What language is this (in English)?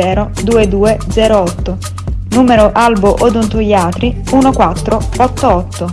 Italian